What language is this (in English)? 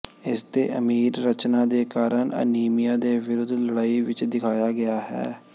Punjabi